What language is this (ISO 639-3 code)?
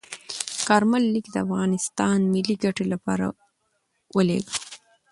pus